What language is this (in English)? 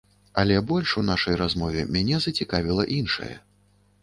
Belarusian